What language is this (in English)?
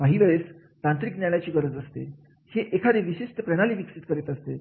Marathi